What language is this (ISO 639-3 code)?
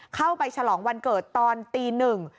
tha